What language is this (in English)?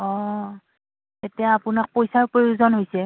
Assamese